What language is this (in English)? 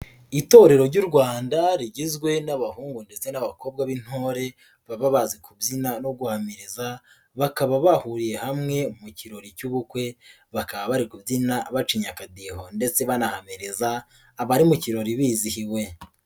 Kinyarwanda